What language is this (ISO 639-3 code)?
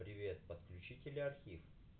rus